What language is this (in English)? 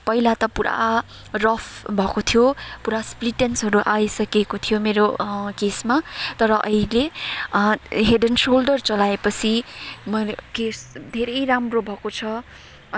Nepali